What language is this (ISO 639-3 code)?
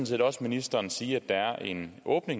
dan